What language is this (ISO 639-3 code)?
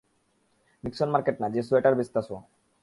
ben